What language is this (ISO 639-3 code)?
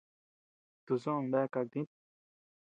cux